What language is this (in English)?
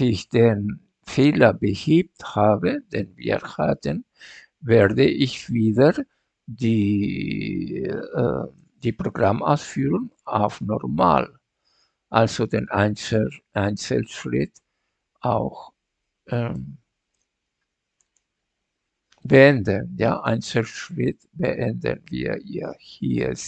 German